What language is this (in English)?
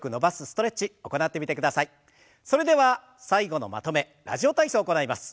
Japanese